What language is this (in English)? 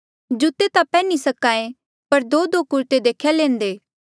Mandeali